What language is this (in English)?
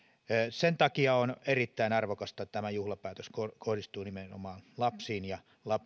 Finnish